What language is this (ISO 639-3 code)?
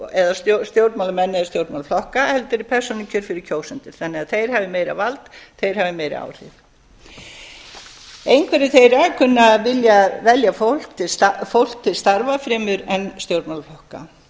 isl